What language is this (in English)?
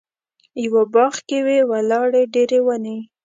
Pashto